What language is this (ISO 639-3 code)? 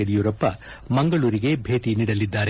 kan